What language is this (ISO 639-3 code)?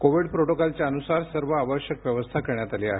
mar